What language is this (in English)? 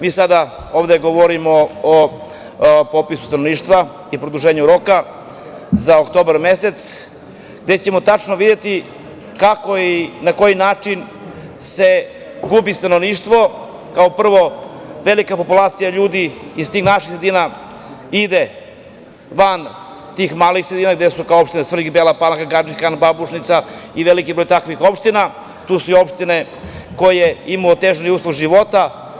Serbian